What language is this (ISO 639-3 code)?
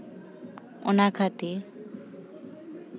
sat